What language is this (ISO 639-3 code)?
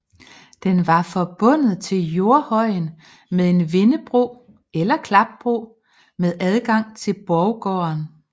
dan